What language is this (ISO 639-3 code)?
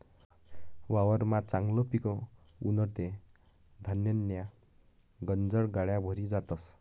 mar